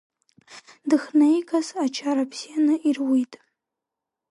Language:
Abkhazian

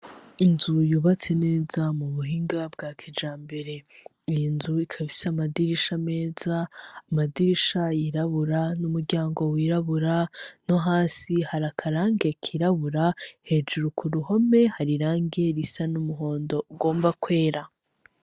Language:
Rundi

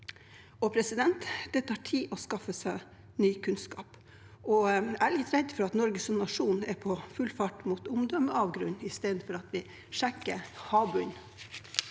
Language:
Norwegian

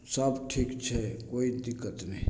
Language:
Maithili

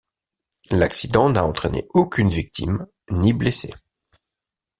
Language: French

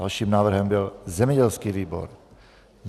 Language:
Czech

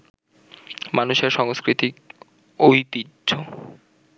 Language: Bangla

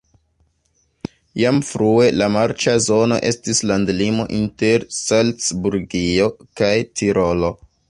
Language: Esperanto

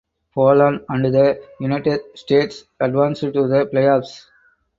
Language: English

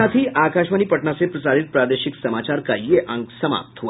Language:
Hindi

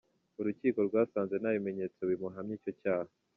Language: Kinyarwanda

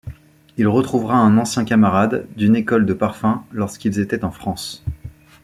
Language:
French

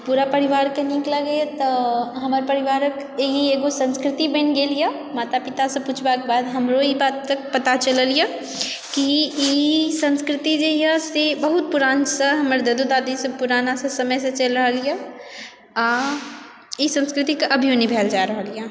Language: Maithili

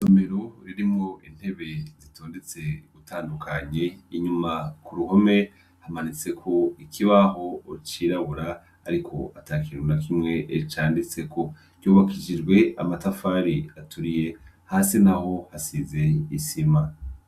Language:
Rundi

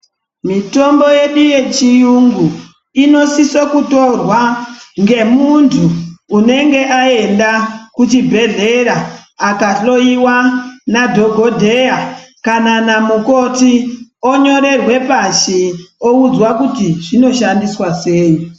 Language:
Ndau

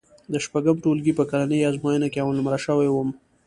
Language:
Pashto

